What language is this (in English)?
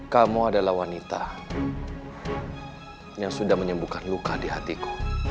Indonesian